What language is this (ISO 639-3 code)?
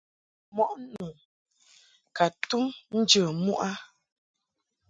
mhk